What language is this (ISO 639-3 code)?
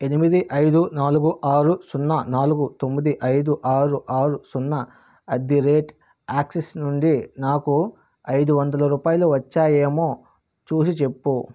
tel